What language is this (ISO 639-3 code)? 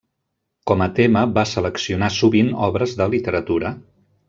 cat